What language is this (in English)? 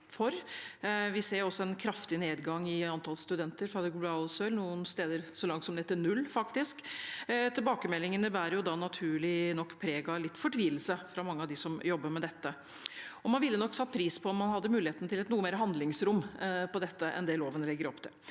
Norwegian